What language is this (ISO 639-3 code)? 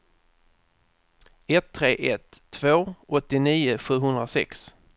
swe